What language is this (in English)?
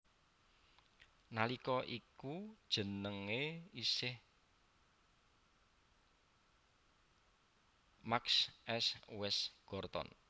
Javanese